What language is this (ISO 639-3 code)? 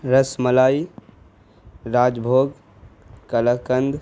urd